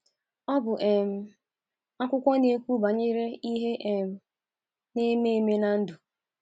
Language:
Igbo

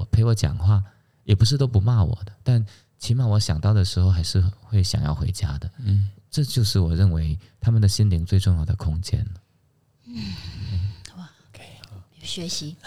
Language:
Chinese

